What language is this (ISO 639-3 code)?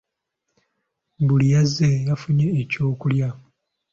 lug